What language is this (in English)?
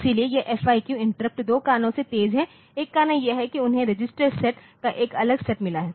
Hindi